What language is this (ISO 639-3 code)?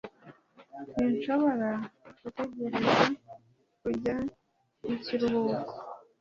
kin